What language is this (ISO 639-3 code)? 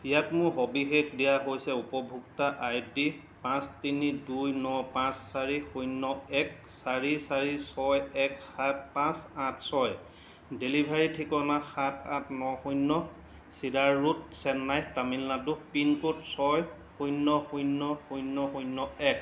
asm